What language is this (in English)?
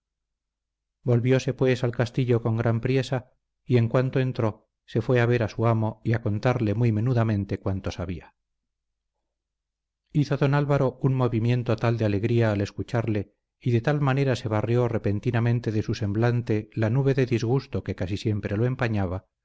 Spanish